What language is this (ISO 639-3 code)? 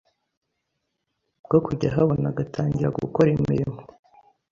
kin